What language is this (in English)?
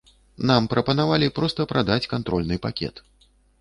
Belarusian